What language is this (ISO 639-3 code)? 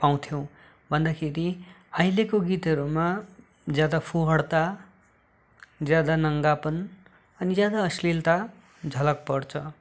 nep